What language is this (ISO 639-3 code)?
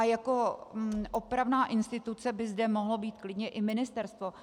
ces